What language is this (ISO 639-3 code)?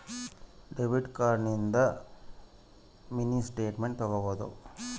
kan